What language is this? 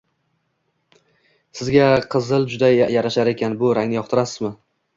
Uzbek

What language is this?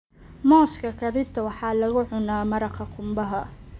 Somali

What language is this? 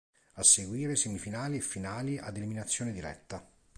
Italian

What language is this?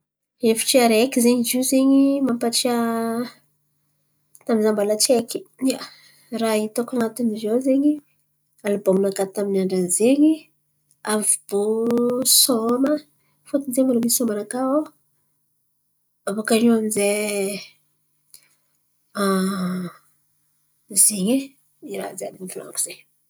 Antankarana Malagasy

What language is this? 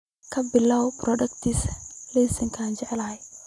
Somali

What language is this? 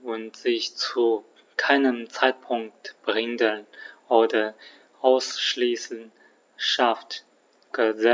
German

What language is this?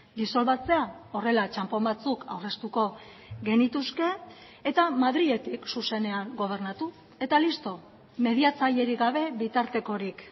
Basque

